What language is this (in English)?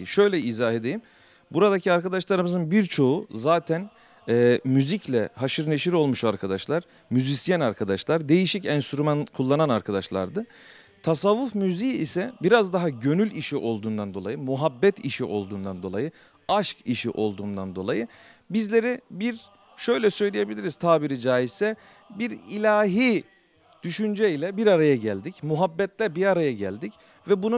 Turkish